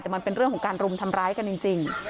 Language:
Thai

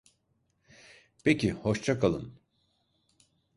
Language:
Turkish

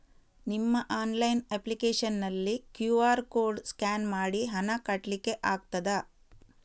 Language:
Kannada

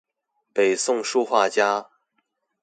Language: Chinese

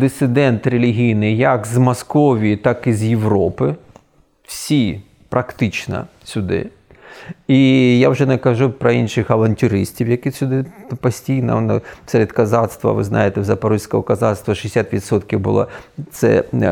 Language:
Ukrainian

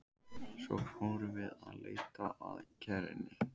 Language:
Icelandic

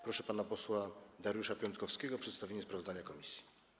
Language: Polish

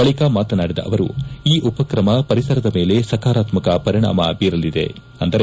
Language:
Kannada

